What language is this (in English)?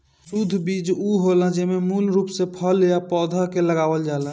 Bhojpuri